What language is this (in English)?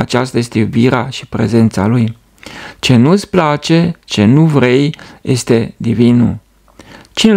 Romanian